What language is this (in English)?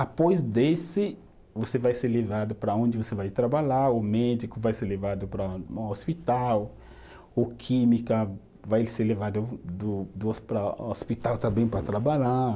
Portuguese